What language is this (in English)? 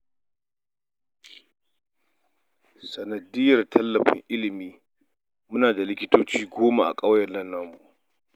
Hausa